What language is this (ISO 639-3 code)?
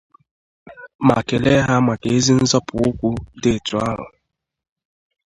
ibo